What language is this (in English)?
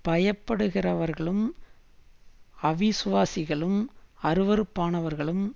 Tamil